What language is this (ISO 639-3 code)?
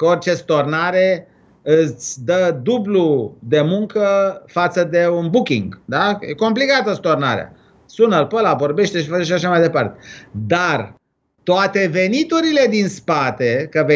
ron